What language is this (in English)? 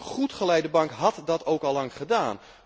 Dutch